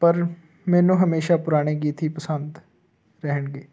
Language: Punjabi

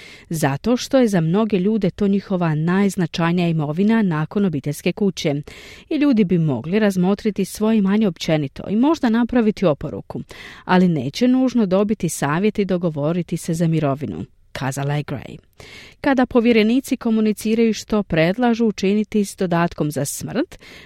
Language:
Croatian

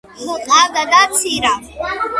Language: Georgian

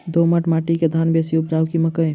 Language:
Maithili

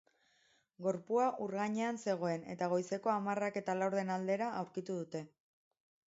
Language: Basque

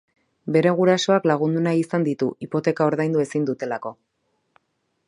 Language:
Basque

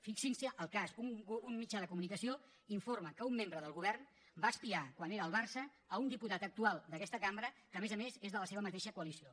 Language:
Catalan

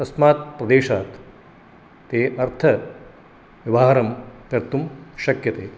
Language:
Sanskrit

